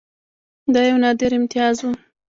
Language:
Pashto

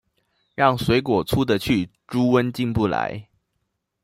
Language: Chinese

